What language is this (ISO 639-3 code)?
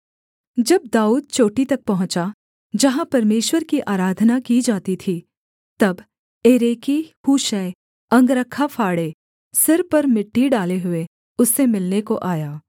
hin